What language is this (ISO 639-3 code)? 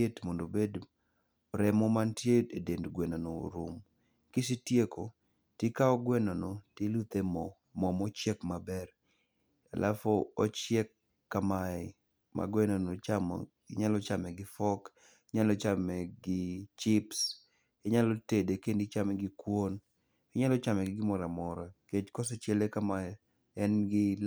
luo